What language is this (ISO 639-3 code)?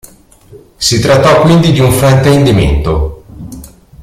ita